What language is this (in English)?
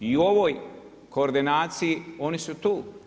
Croatian